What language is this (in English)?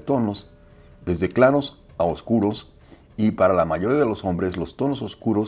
Spanish